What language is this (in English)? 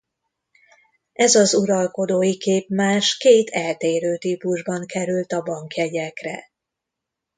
Hungarian